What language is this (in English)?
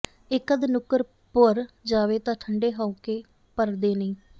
Punjabi